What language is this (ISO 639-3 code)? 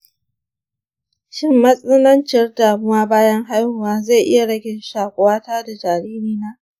hau